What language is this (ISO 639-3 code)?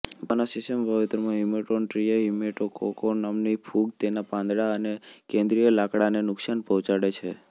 guj